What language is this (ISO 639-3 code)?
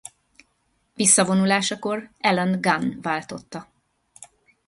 hun